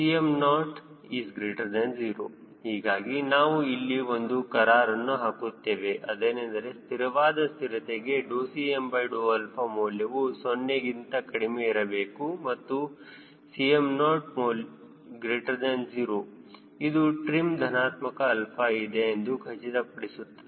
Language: Kannada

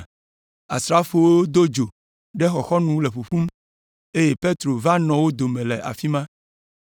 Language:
Ewe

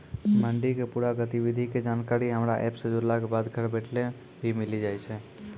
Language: Maithili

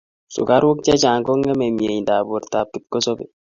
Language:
Kalenjin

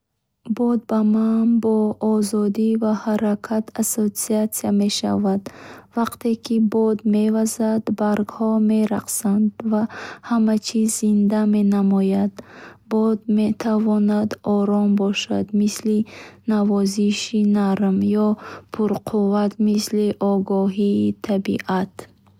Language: Bukharic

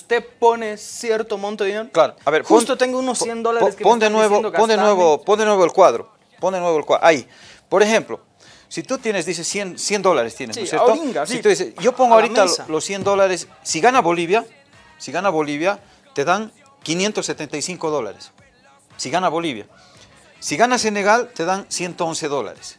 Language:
Spanish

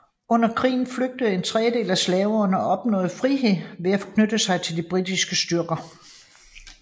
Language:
Danish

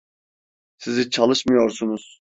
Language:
Turkish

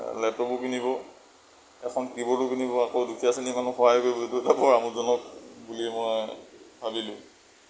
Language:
Assamese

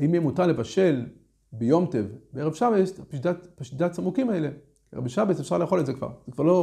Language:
Hebrew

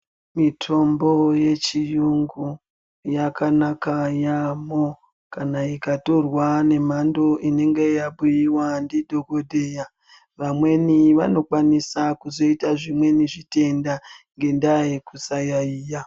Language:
Ndau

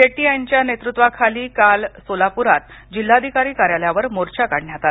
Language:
Marathi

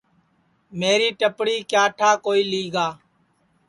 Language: Sansi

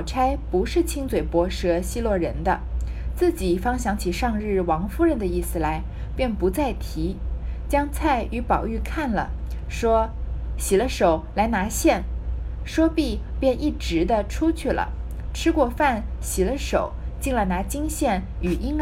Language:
Chinese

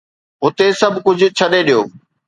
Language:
Sindhi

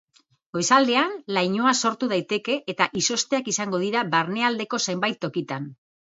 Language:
Basque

